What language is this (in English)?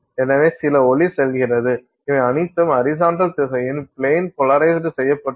Tamil